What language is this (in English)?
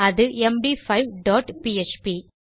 Tamil